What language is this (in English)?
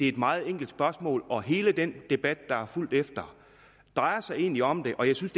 Danish